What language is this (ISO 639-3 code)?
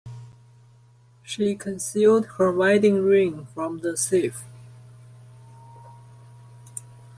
eng